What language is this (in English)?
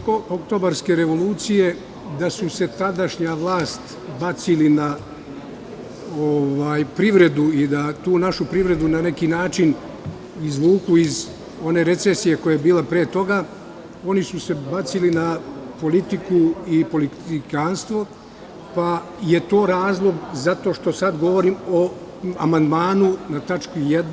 Serbian